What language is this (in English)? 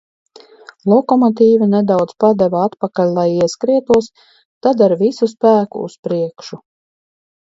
Latvian